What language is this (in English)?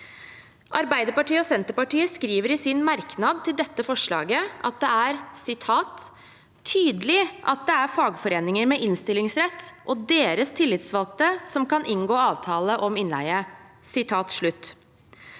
Norwegian